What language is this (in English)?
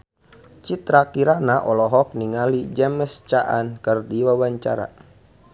Sundanese